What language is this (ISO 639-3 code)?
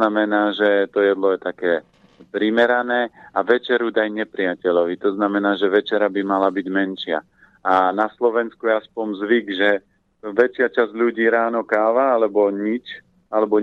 slk